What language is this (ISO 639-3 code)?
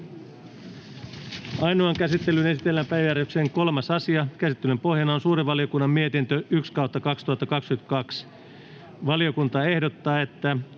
fin